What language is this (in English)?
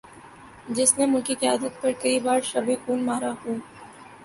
Urdu